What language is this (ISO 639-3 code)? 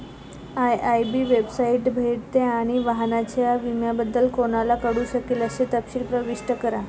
mar